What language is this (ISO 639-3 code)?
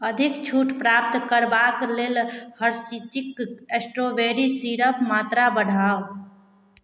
mai